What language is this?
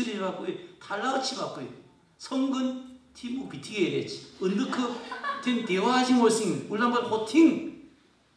Korean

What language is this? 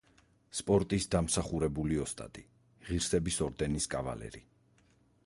Georgian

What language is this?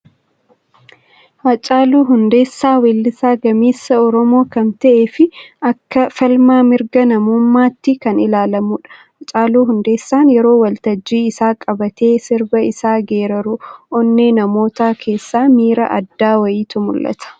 Oromo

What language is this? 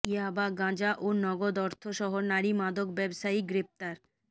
Bangla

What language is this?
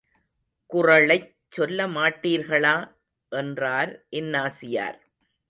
Tamil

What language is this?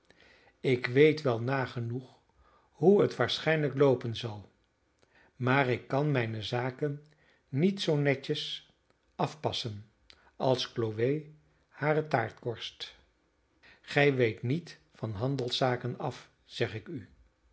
Dutch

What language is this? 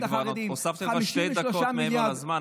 Hebrew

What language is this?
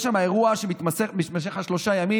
Hebrew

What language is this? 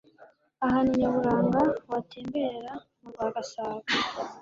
Kinyarwanda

